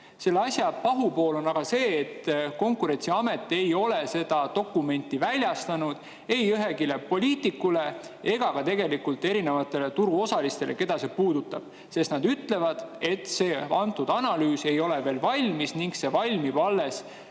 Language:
Estonian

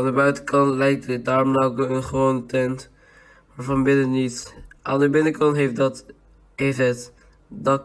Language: Dutch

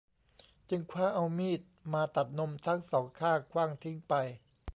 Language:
Thai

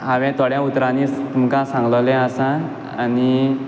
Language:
Konkani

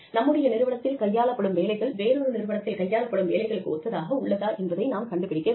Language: Tamil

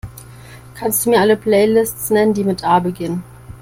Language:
German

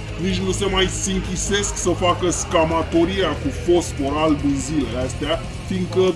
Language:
Romanian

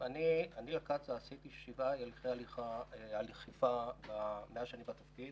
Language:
Hebrew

